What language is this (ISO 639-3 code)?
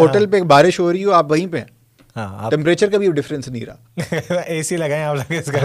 urd